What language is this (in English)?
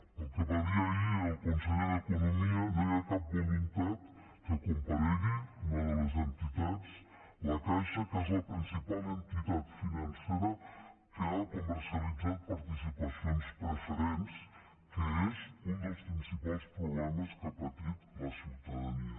Catalan